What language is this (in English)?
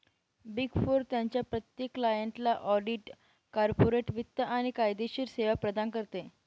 Marathi